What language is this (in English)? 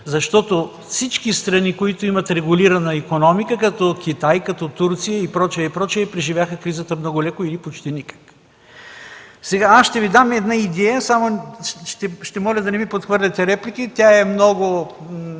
Bulgarian